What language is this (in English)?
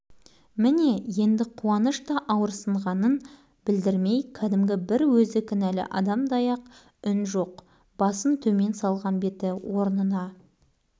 Kazakh